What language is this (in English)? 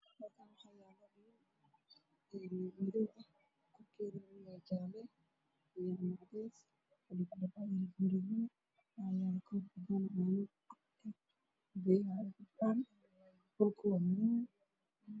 Somali